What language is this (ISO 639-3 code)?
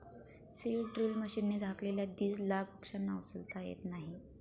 mar